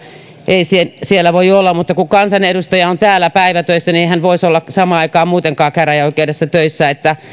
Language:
Finnish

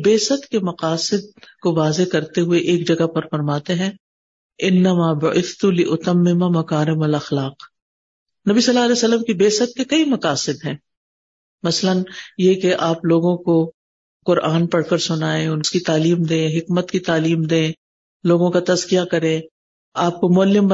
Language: Urdu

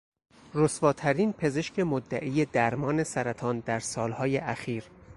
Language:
Persian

